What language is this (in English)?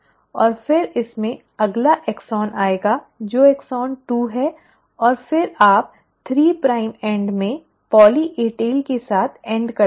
Hindi